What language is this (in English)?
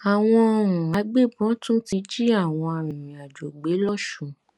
Yoruba